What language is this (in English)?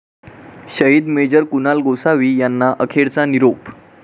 Marathi